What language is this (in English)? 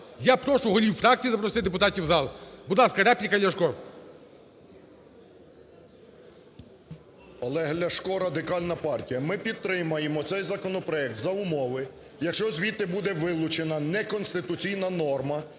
Ukrainian